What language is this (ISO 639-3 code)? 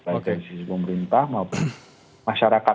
ind